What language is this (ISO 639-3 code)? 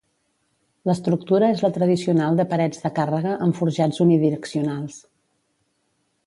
cat